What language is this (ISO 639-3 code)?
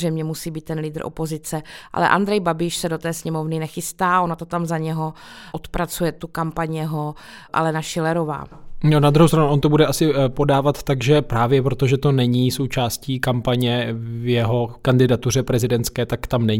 ces